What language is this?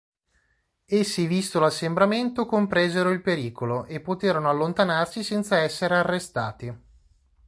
Italian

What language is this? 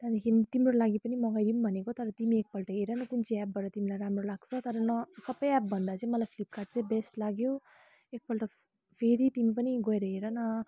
Nepali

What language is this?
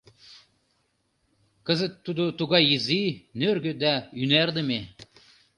Mari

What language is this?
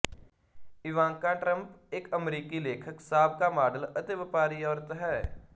Punjabi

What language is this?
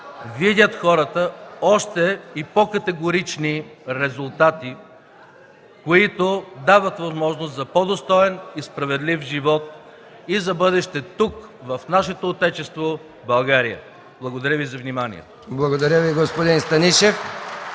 Bulgarian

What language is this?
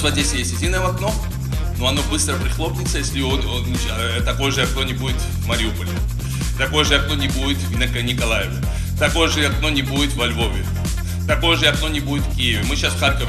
Russian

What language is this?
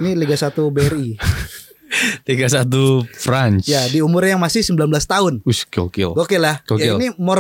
Indonesian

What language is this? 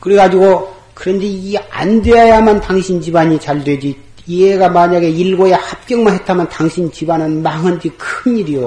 Korean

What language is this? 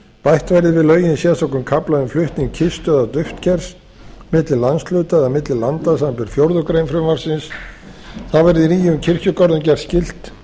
Icelandic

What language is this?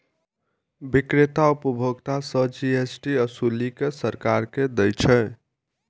Maithili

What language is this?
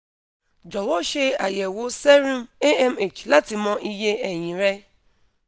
Yoruba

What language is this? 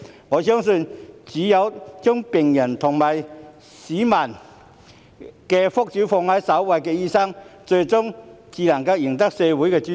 Cantonese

